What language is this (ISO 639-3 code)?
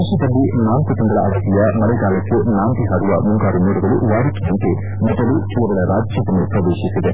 kan